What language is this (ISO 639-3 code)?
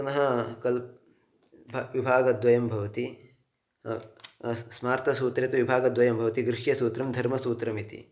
san